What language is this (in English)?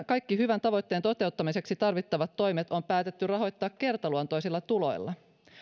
Finnish